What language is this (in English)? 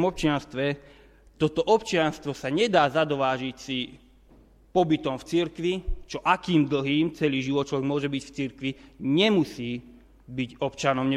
Slovak